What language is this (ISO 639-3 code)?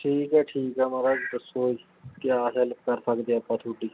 pan